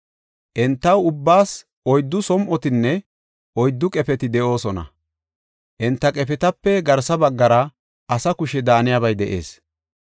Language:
Gofa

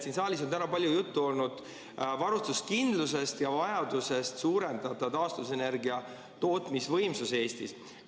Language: Estonian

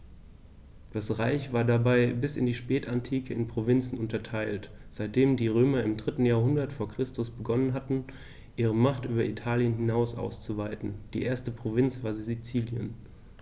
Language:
German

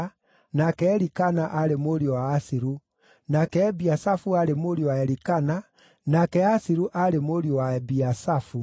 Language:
Kikuyu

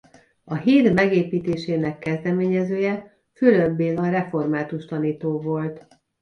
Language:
Hungarian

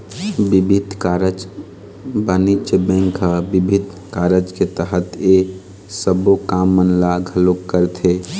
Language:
Chhattisgarhi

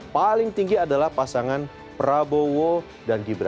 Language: Indonesian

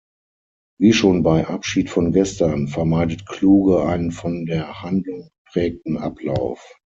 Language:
German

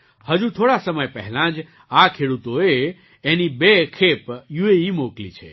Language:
Gujarati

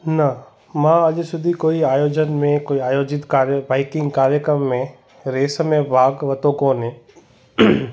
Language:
Sindhi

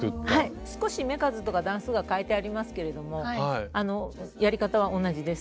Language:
Japanese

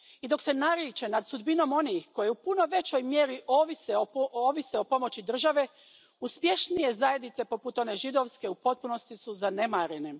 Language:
Croatian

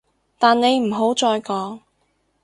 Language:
Cantonese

